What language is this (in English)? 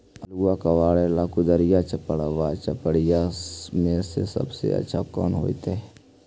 Magahi